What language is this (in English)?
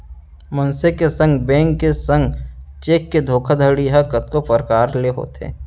Chhattisgarhi